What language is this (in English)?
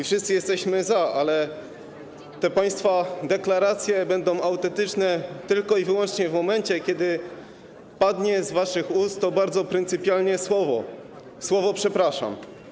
Polish